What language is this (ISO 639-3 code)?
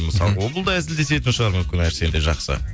kaz